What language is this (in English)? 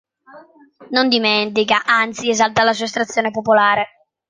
Italian